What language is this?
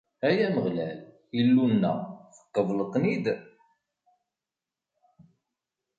Kabyle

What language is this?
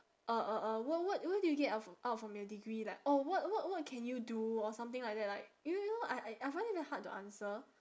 English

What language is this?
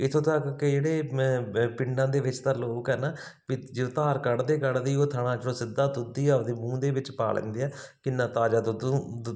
Punjabi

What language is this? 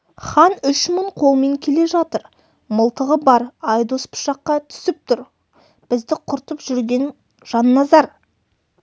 Kazakh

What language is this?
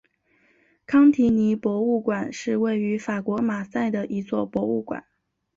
Chinese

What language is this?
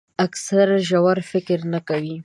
Pashto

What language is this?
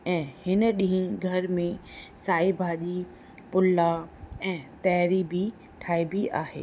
Sindhi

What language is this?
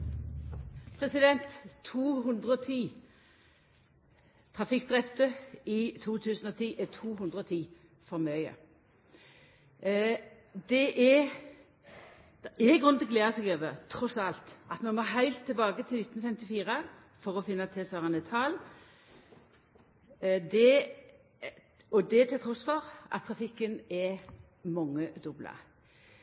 Norwegian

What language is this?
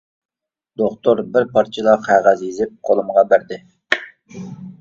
Uyghur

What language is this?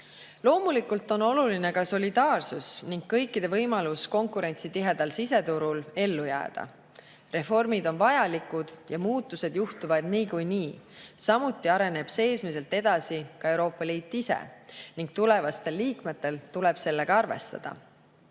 Estonian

